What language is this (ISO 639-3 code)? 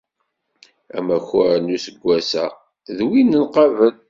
kab